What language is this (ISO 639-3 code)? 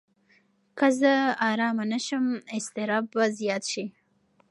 pus